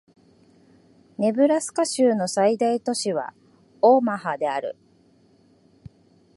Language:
Japanese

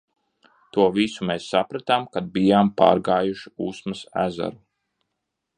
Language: Latvian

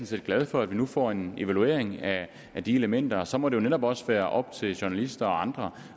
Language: Danish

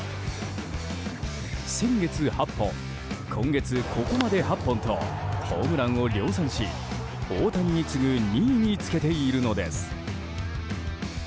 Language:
Japanese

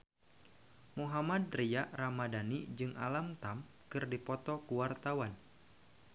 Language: Sundanese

